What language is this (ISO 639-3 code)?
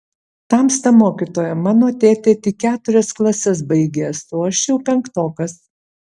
lit